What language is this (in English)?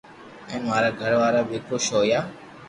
Loarki